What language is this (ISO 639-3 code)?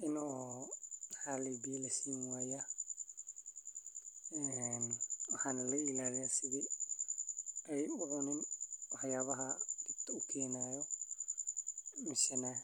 som